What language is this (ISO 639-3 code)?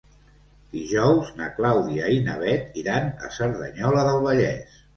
cat